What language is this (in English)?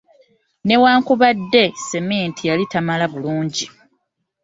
Ganda